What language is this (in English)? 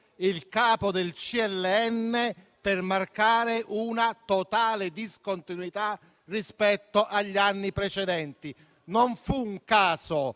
Italian